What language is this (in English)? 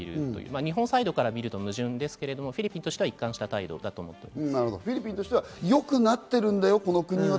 Japanese